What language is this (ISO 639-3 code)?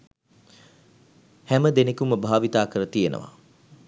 sin